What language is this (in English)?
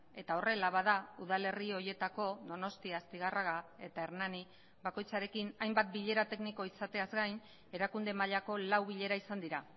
Basque